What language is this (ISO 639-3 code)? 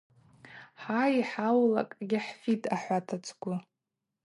abq